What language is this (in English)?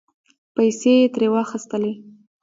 Pashto